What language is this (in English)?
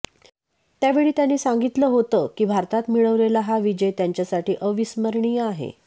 Marathi